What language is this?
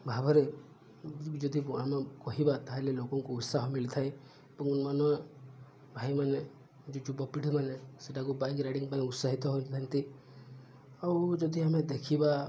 Odia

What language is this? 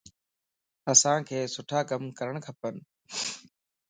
Lasi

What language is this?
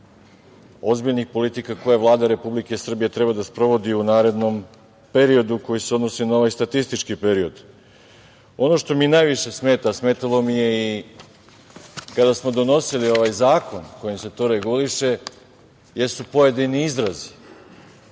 Serbian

